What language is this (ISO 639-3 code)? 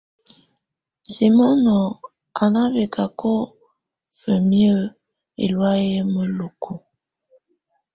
tvu